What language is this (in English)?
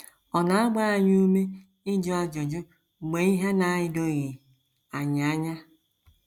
Igbo